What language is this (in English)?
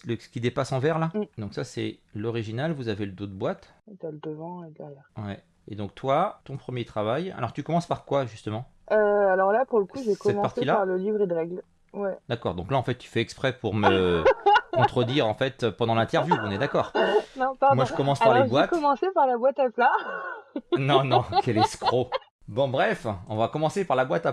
French